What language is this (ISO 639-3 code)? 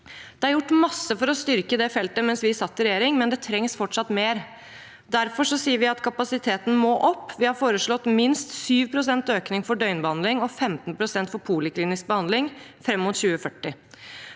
nor